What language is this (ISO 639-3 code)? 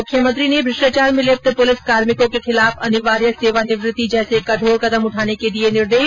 hin